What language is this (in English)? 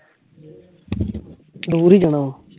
Punjabi